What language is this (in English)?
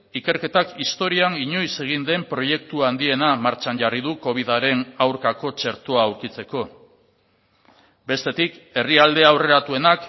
Basque